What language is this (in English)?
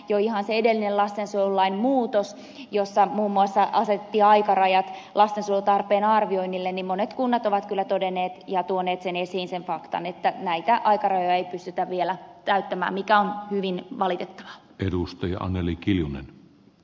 Finnish